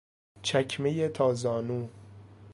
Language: Persian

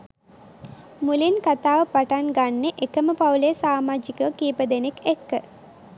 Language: Sinhala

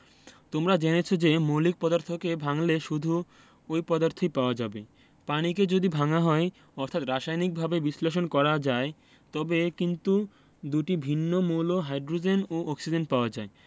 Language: Bangla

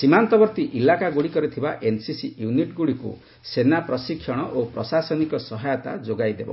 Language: Odia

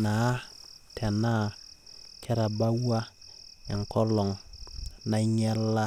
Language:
Masai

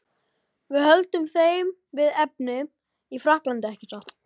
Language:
Icelandic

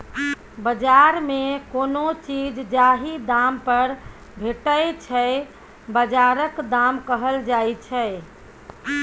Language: Maithili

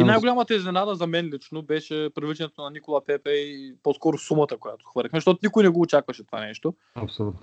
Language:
Bulgarian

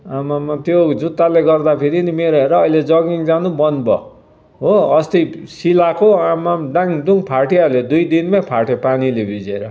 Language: Nepali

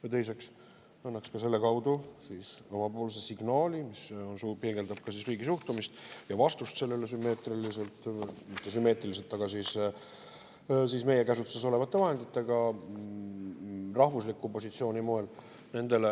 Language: Estonian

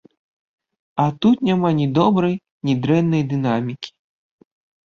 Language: Belarusian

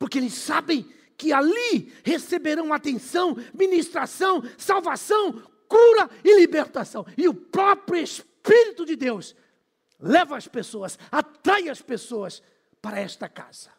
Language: Portuguese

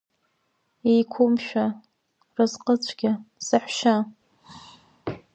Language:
Abkhazian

